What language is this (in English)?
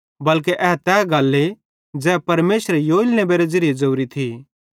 Bhadrawahi